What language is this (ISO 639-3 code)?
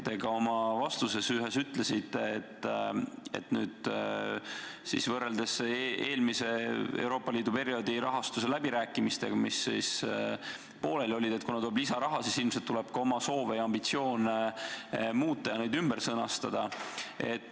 est